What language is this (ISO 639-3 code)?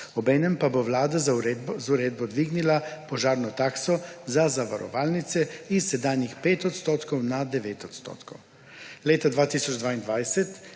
slv